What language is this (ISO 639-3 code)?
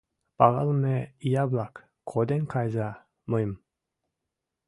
chm